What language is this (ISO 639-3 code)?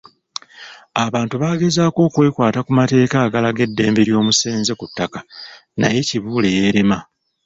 lug